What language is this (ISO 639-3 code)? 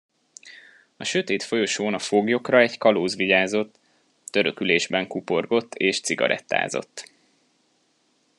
hun